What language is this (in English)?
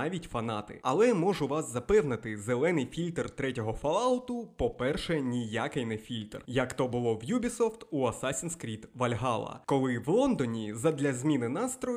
Ukrainian